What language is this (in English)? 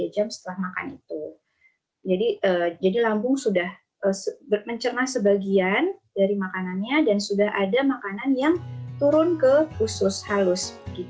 Indonesian